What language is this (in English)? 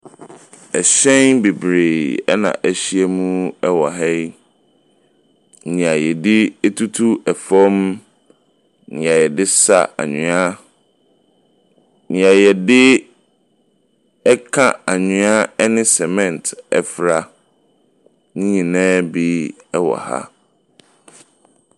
Akan